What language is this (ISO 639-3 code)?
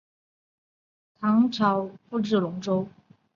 zho